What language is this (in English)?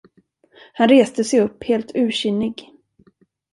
Swedish